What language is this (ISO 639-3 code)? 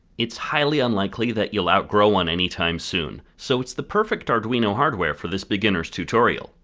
eng